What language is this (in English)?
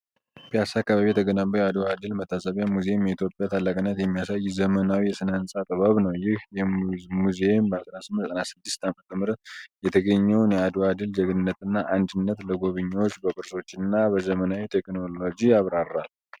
Amharic